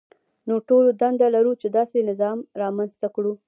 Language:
Pashto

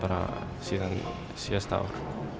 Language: Icelandic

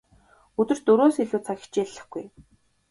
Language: Mongolian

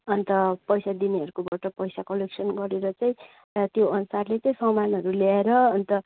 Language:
Nepali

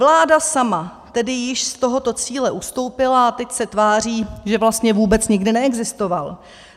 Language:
Czech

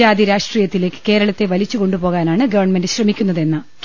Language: Malayalam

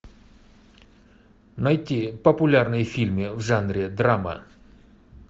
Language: Russian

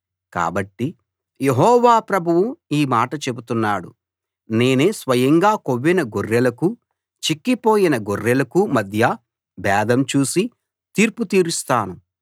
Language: Telugu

